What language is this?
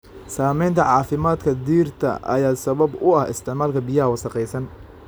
Somali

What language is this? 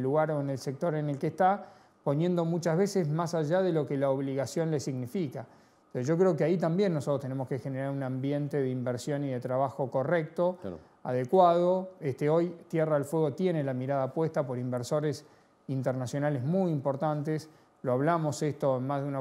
Spanish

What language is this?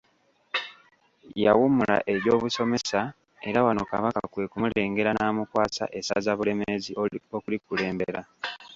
Ganda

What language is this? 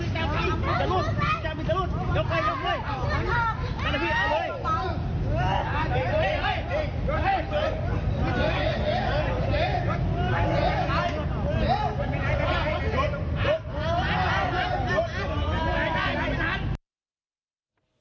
Thai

